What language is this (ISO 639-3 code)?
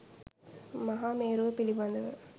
sin